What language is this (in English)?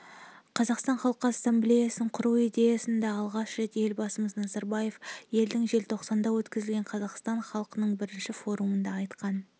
Kazakh